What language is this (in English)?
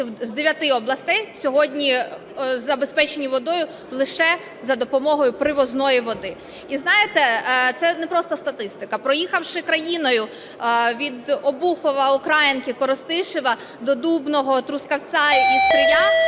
Ukrainian